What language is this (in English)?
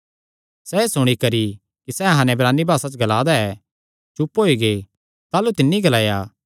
Kangri